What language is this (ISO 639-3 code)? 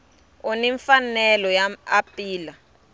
tso